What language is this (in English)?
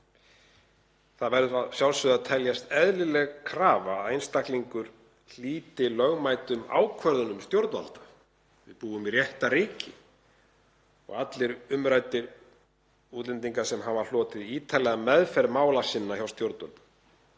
Icelandic